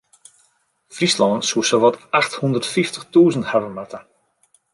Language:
Western Frisian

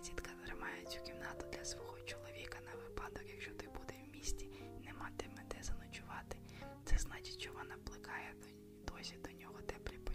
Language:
Ukrainian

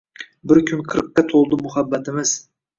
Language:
Uzbek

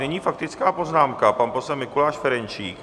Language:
Czech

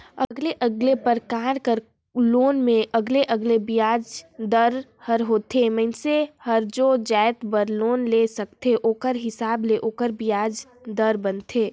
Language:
Chhattisgarhi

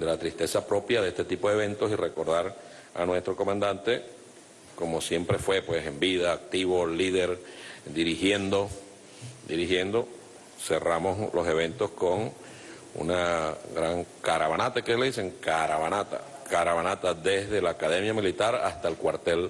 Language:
Spanish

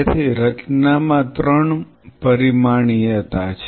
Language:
Gujarati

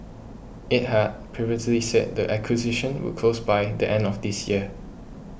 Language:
English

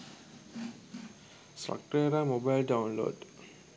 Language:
Sinhala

